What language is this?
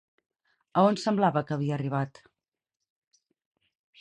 Catalan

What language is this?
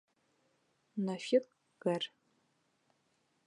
Bashkir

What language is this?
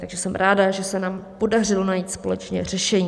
Czech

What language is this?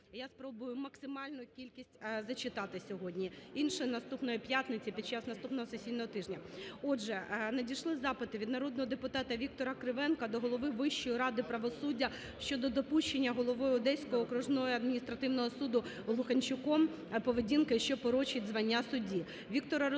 Ukrainian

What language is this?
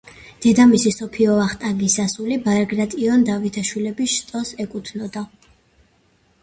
Georgian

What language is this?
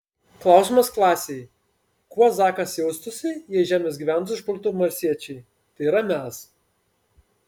Lithuanian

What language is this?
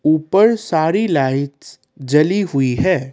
Hindi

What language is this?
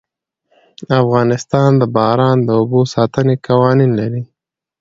Pashto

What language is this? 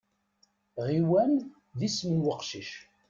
Kabyle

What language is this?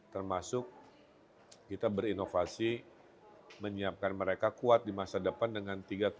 Indonesian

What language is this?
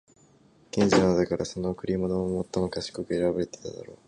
Japanese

